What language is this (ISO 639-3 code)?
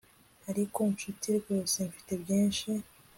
kin